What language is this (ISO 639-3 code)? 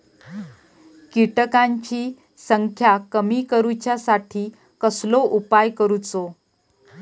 mar